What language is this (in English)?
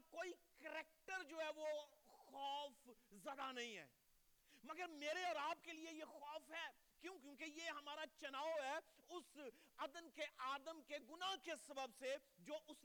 Urdu